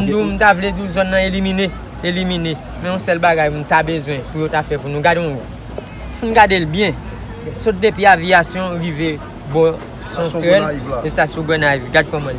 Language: French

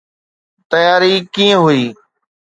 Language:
Sindhi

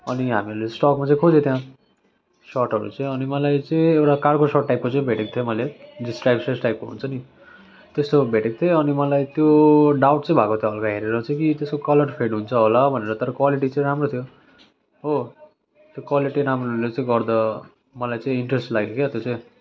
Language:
Nepali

